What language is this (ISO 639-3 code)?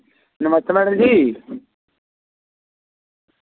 doi